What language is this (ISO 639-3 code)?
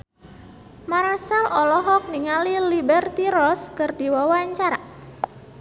sun